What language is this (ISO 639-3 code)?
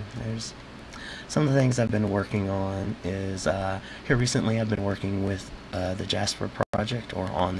eng